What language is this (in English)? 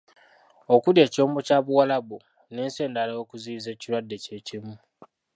Ganda